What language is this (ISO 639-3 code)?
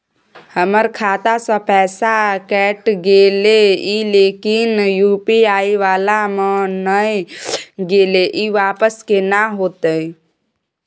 mai